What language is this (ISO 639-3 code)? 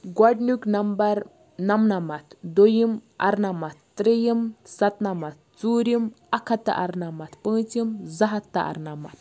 kas